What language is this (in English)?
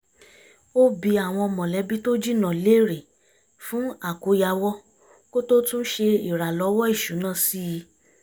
Yoruba